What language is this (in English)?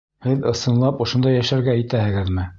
Bashkir